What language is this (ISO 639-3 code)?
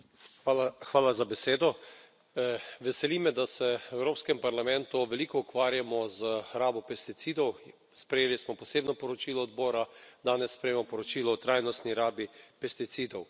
slv